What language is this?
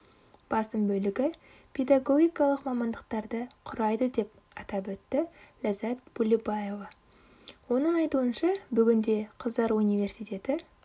Kazakh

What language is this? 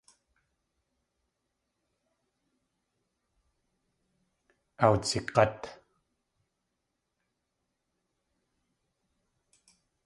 Tlingit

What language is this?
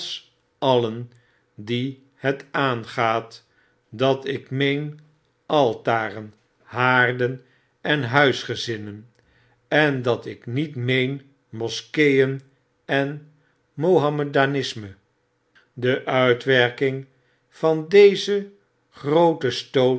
Dutch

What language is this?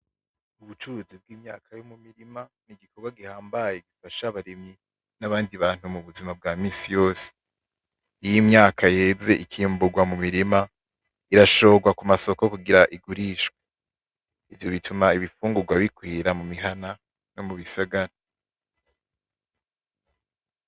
Rundi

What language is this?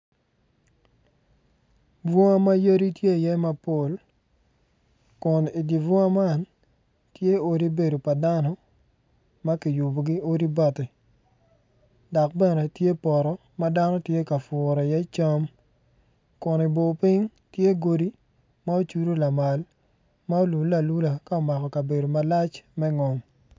Acoli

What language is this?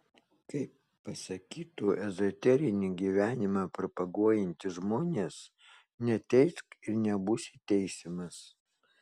Lithuanian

